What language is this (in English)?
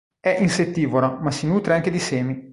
Italian